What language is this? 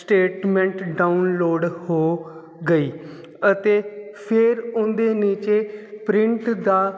Punjabi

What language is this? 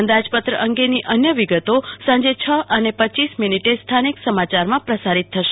Gujarati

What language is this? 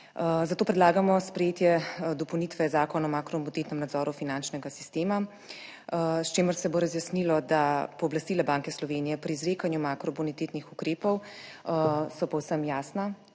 Slovenian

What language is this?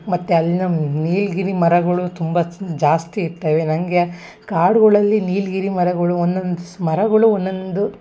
Kannada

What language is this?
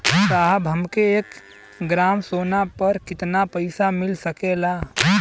Bhojpuri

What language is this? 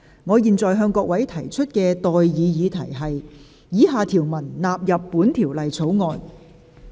Cantonese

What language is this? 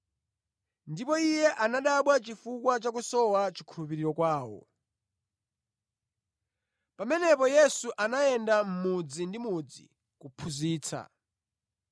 Nyanja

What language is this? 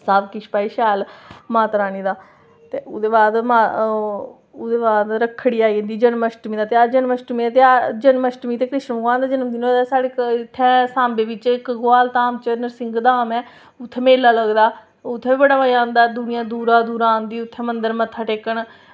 Dogri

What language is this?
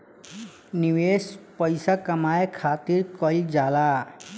Bhojpuri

